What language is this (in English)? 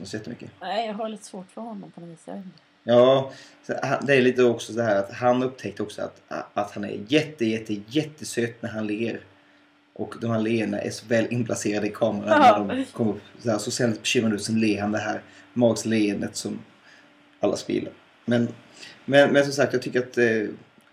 Swedish